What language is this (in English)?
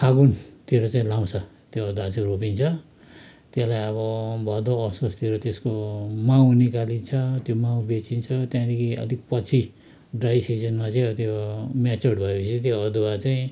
Nepali